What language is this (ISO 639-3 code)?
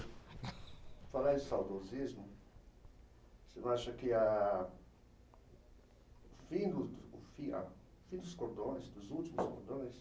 por